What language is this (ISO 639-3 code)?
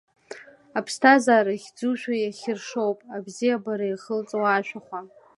abk